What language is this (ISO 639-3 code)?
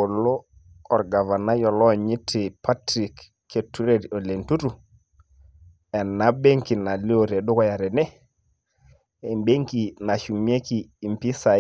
mas